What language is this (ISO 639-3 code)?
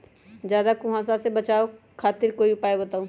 mag